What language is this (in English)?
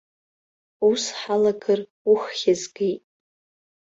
Abkhazian